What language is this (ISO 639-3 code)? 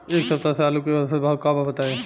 bho